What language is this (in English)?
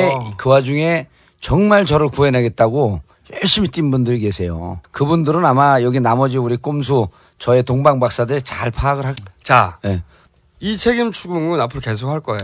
Korean